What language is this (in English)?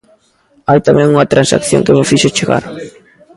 Galician